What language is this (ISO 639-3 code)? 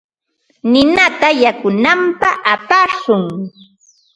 qva